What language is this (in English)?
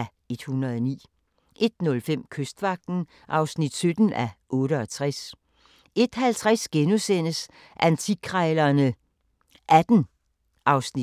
Danish